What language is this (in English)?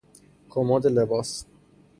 Persian